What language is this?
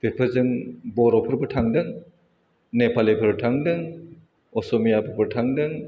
Bodo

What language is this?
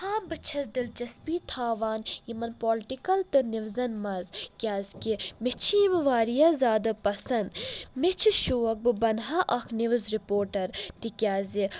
Kashmiri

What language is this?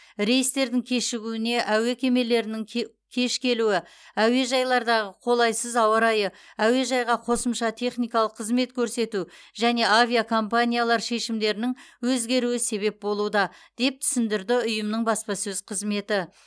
Kazakh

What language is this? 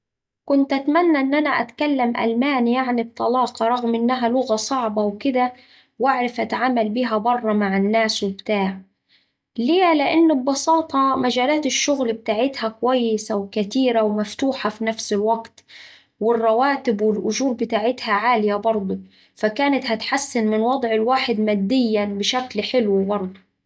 Saidi Arabic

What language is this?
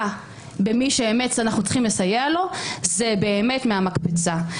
Hebrew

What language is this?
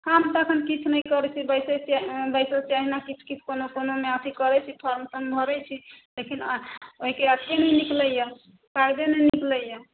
Maithili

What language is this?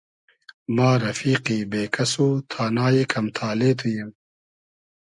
Hazaragi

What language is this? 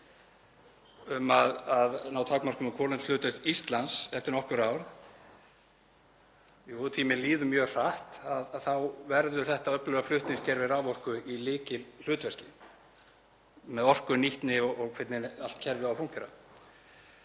Icelandic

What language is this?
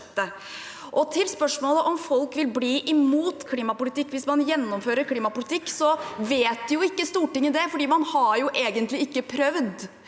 Norwegian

